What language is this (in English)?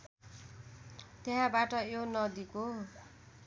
Nepali